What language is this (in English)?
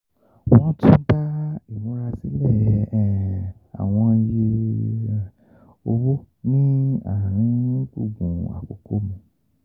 Yoruba